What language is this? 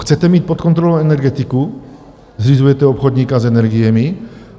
Czech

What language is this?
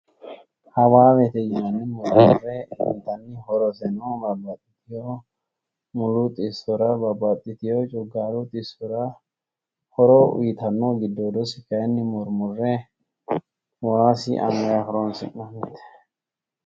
Sidamo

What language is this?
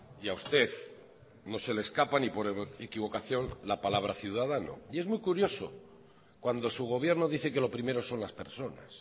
Spanish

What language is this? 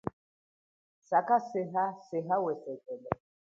Chokwe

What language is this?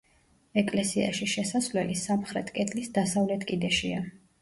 Georgian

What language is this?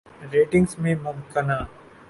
Urdu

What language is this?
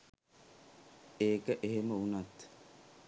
Sinhala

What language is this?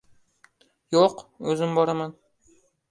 Uzbek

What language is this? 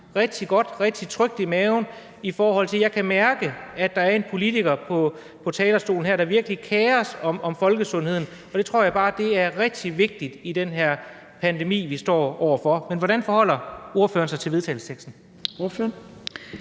Danish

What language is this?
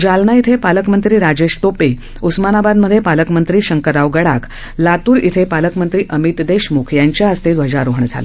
Marathi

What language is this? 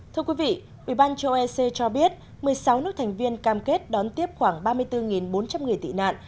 Vietnamese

